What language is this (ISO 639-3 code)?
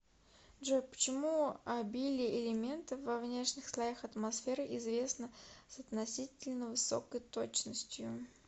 rus